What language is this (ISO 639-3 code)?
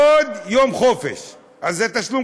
heb